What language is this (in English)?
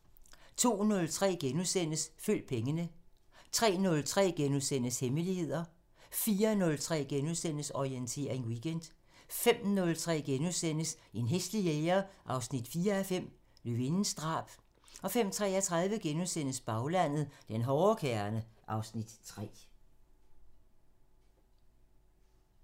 Danish